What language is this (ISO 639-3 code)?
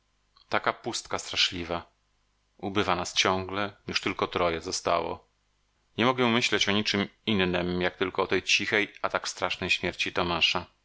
pol